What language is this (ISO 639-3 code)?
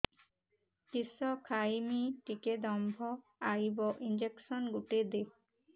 ori